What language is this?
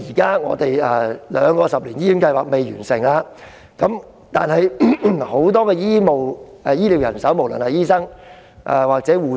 Cantonese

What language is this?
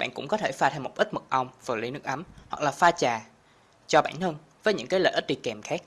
Vietnamese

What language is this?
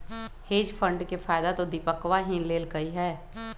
Magahi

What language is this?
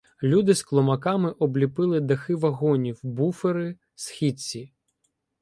Ukrainian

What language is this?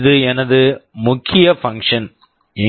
Tamil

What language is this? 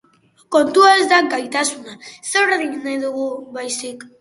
Basque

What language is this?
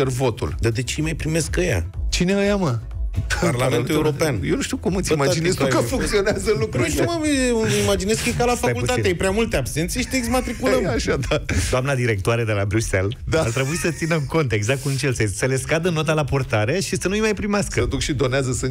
Romanian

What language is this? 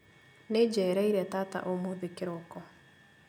Kikuyu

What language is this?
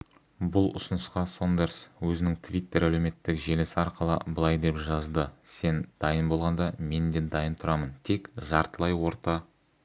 Kazakh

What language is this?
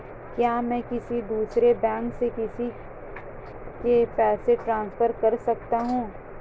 Hindi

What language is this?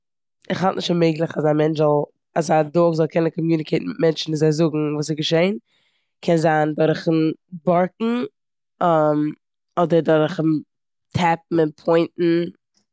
Yiddish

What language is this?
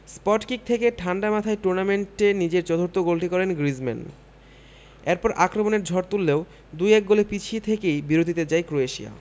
Bangla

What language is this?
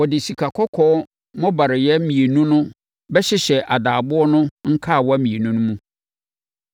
Akan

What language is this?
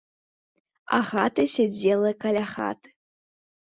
Belarusian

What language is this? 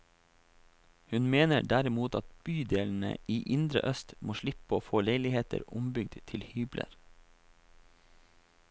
Norwegian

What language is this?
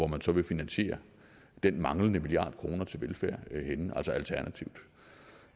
Danish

